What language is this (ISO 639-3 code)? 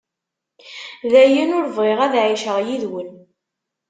kab